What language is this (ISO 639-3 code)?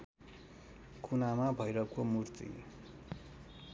nep